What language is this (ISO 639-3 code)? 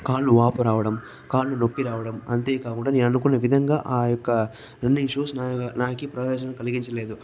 tel